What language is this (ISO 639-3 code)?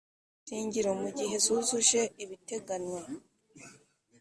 kin